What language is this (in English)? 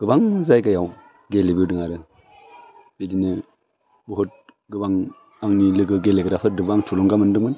Bodo